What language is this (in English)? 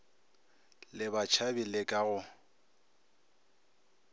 Northern Sotho